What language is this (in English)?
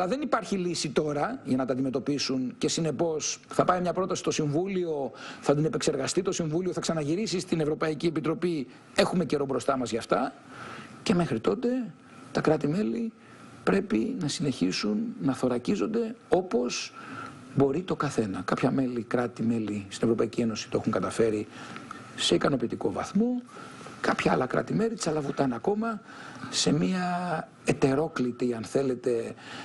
Greek